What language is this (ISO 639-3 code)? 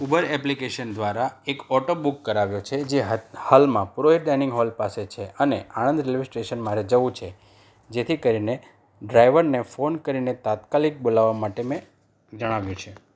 guj